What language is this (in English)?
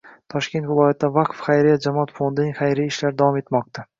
Uzbek